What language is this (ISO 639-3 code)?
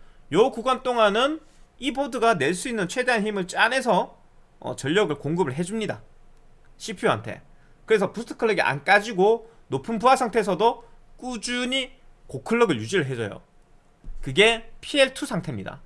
kor